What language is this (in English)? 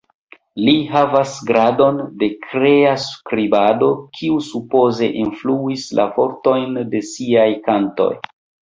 Esperanto